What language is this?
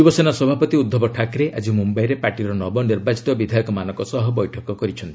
Odia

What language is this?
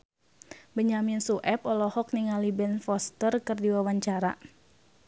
Sundanese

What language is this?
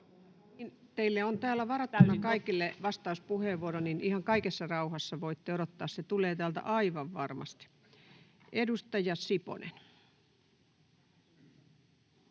Finnish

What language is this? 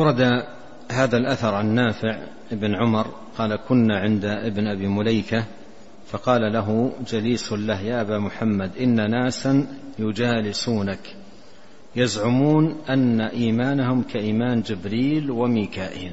Arabic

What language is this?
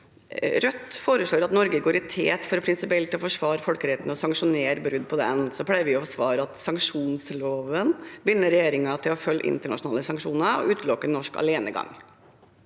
Norwegian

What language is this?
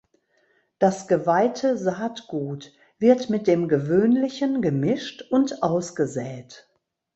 German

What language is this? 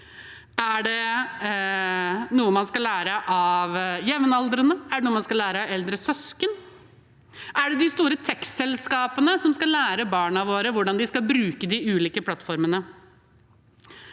Norwegian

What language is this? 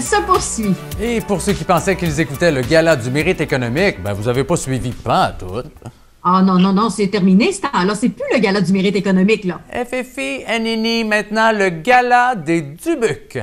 French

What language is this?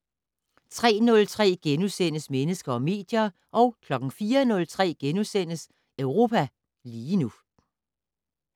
Danish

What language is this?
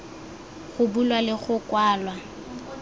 Tswana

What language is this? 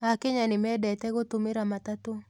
Kikuyu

